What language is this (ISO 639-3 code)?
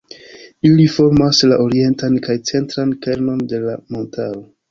epo